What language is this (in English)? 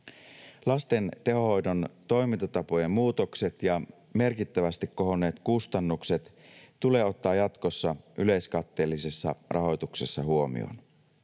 Finnish